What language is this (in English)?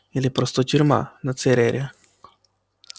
Russian